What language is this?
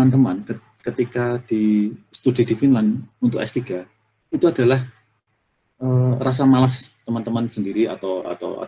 Indonesian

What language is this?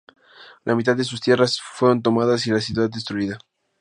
Spanish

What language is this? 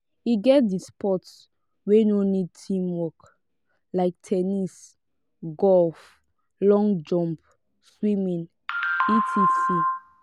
Nigerian Pidgin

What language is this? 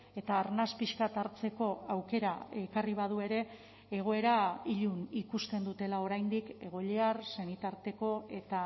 Basque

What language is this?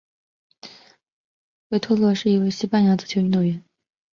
Chinese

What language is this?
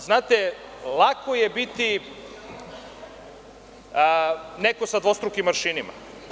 Serbian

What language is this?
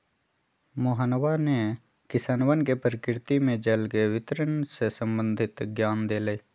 Magahi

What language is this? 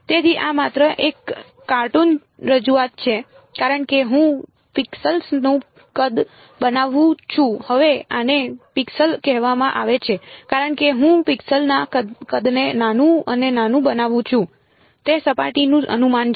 Gujarati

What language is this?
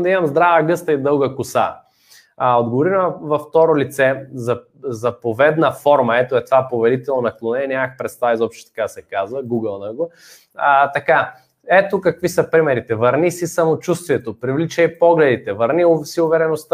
Bulgarian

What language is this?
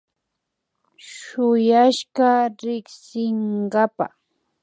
Imbabura Highland Quichua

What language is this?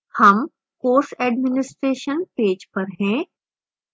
Hindi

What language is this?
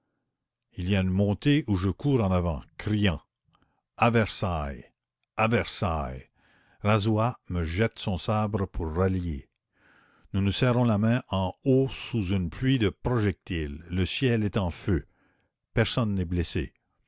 French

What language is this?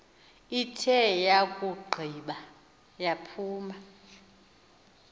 Xhosa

